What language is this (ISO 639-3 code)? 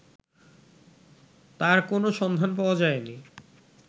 ben